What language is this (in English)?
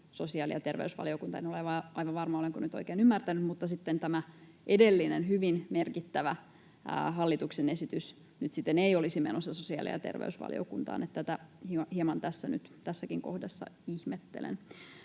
Finnish